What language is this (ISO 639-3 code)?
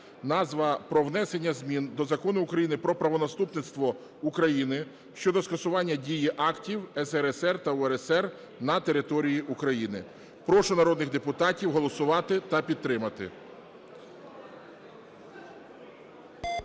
ukr